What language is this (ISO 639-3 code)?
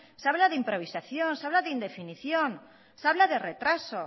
spa